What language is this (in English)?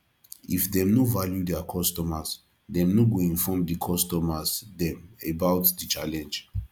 Nigerian Pidgin